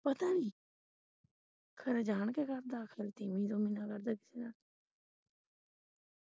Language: Punjabi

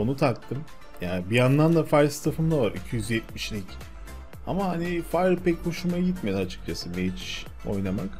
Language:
Turkish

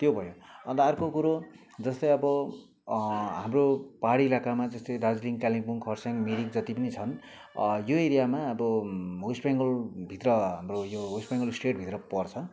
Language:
Nepali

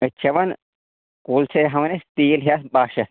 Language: Kashmiri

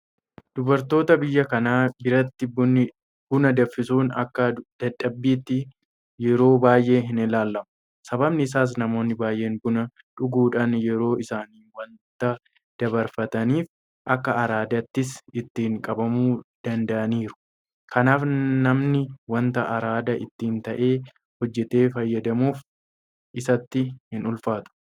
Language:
Oromo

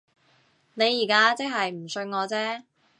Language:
Cantonese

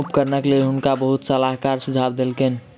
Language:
Maithili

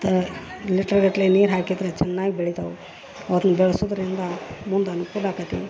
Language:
Kannada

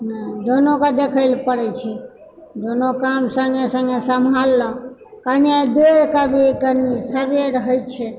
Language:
Maithili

